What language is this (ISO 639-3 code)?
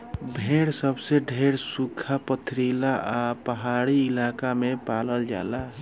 bho